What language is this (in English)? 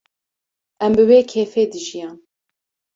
Kurdish